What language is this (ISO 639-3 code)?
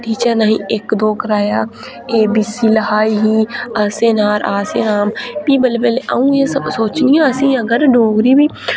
doi